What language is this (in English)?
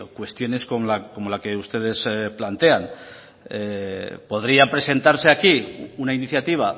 Spanish